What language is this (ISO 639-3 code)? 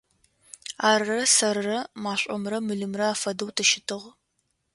ady